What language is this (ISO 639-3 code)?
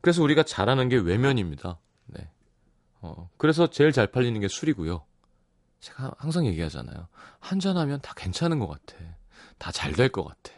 kor